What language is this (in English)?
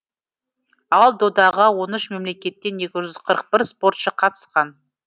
Kazakh